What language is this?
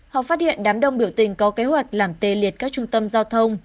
Vietnamese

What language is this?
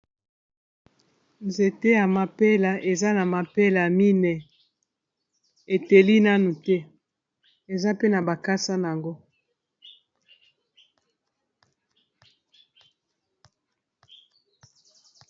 Lingala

